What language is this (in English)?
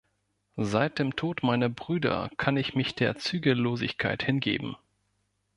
German